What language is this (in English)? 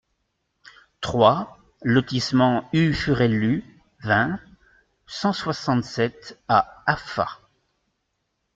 French